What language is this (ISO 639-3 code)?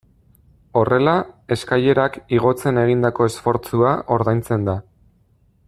eus